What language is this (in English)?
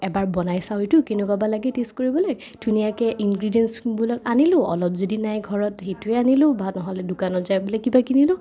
Assamese